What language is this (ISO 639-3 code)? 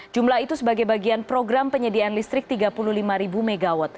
ind